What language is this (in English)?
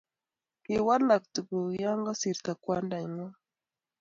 Kalenjin